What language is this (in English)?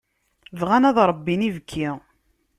Kabyle